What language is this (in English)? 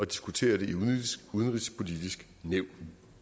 Danish